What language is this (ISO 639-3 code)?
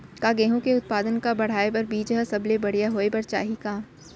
hne